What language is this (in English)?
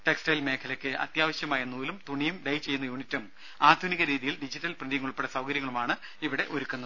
Malayalam